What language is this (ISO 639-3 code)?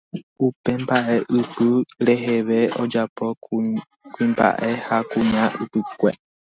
grn